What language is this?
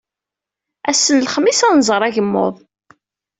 Kabyle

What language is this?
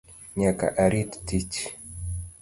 Luo (Kenya and Tanzania)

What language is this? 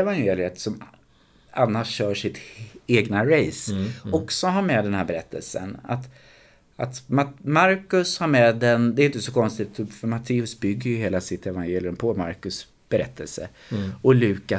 Swedish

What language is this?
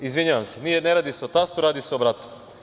Serbian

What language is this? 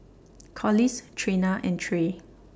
English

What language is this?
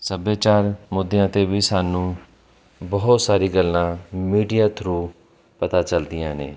Punjabi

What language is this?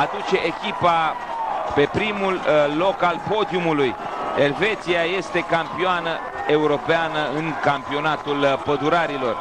Romanian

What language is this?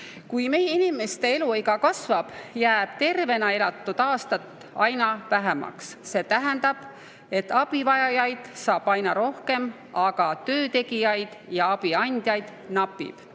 Estonian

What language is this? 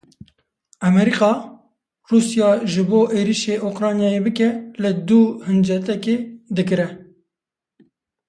Kurdish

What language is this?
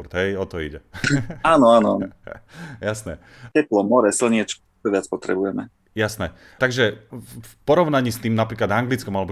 Slovak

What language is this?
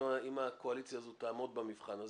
Hebrew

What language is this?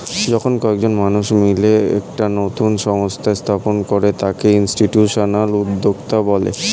Bangla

